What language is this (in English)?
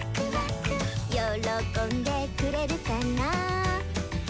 Japanese